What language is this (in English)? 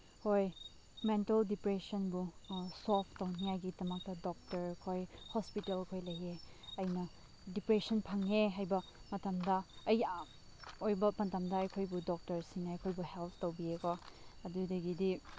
Manipuri